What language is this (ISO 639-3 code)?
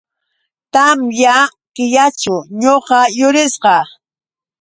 qux